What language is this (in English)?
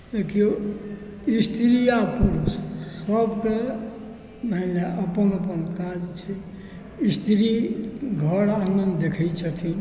Maithili